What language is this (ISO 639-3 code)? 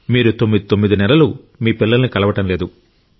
tel